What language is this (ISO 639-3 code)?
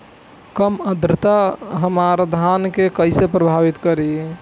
bho